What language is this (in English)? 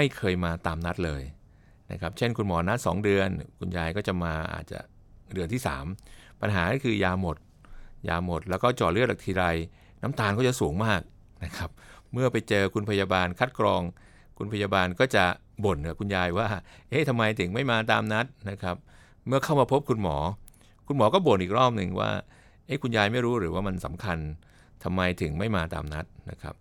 Thai